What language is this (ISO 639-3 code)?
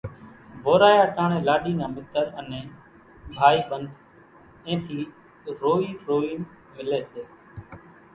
gjk